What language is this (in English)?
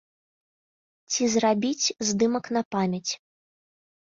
Belarusian